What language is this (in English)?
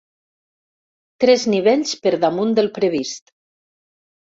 Catalan